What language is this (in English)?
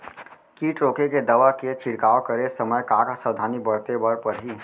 Chhattisgarhi